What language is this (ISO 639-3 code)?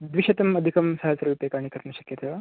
san